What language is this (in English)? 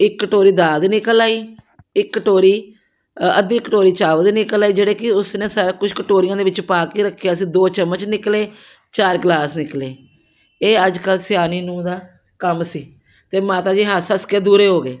Punjabi